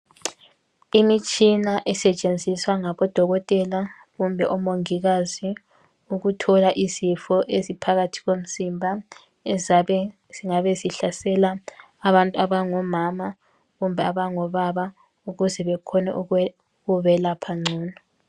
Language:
North Ndebele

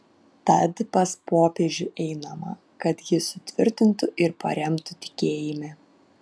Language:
Lithuanian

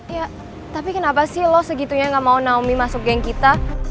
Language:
Indonesian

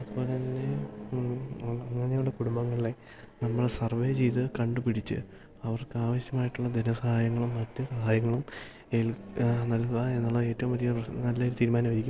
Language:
Malayalam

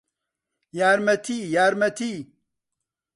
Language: Central Kurdish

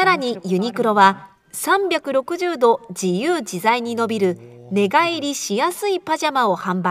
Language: Japanese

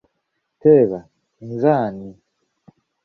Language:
Ganda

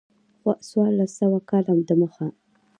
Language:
Pashto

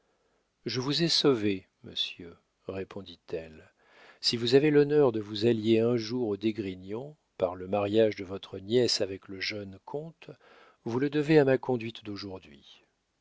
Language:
French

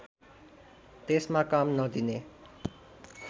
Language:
Nepali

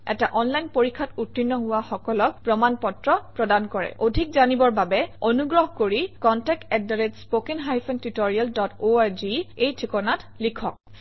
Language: Assamese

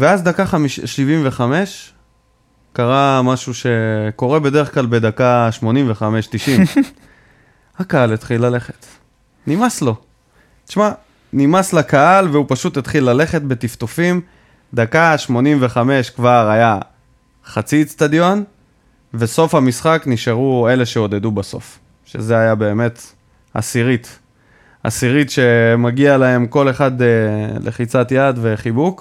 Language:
Hebrew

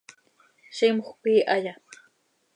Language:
Seri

